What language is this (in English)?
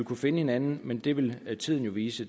Danish